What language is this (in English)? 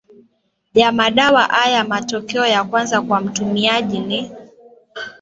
Swahili